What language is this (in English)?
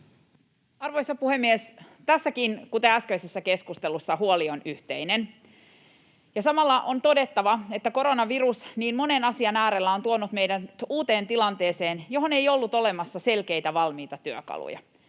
Finnish